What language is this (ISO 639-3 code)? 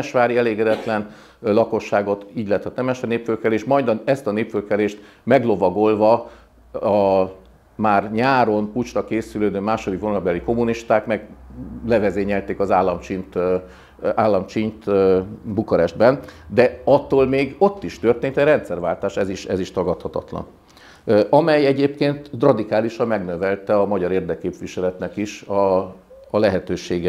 hun